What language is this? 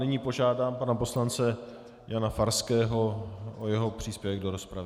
Czech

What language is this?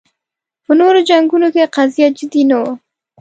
Pashto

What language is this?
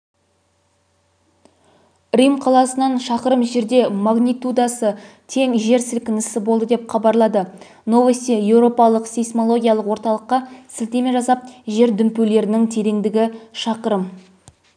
Kazakh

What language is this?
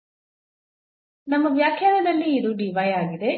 Kannada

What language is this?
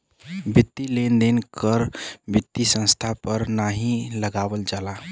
Bhojpuri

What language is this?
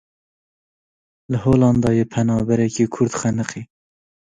Kurdish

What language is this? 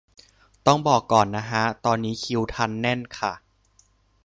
Thai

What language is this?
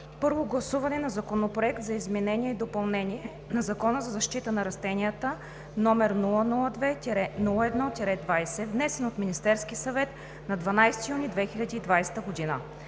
Bulgarian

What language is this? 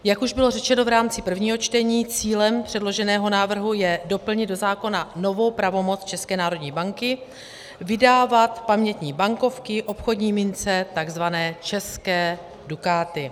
Czech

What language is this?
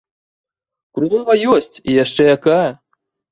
Belarusian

